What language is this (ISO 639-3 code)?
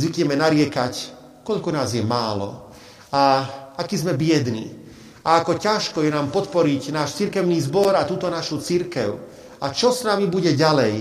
slk